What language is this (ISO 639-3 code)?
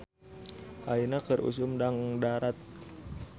sun